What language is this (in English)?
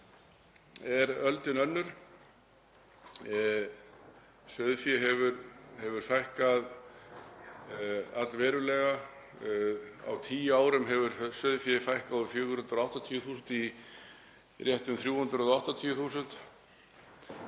Icelandic